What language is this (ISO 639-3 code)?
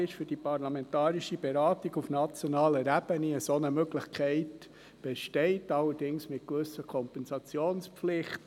gsw